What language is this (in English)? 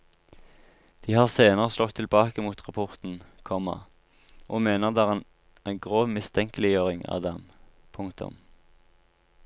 Norwegian